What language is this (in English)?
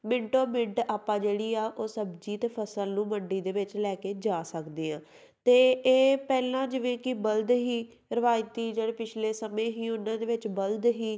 Punjabi